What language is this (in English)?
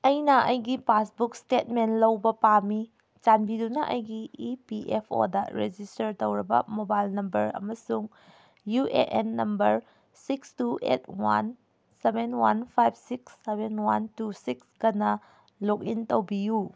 Manipuri